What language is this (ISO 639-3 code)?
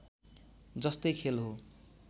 nep